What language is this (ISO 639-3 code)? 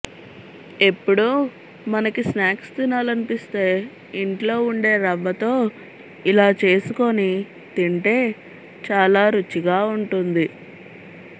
tel